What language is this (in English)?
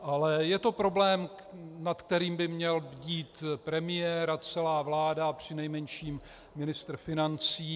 Czech